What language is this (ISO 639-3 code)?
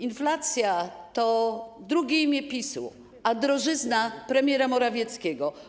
pol